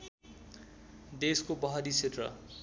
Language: Nepali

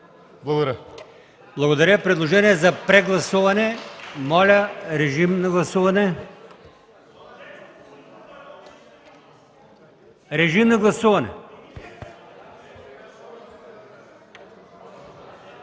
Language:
Bulgarian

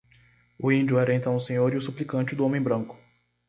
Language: Portuguese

